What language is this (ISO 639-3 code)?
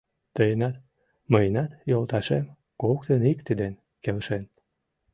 chm